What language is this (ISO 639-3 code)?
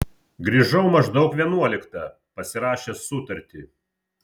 lit